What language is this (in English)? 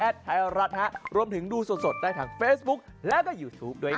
Thai